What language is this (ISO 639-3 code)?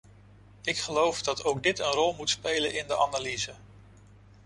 nld